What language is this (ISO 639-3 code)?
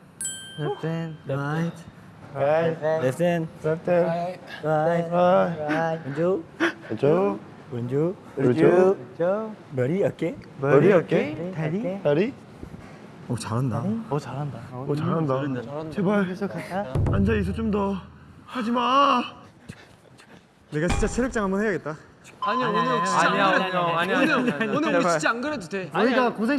kor